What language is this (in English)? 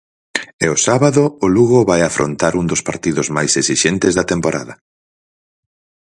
Galician